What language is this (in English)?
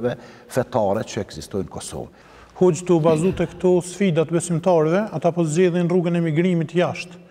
Arabic